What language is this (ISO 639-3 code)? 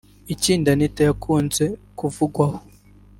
kin